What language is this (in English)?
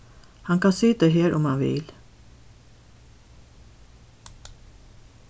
Faroese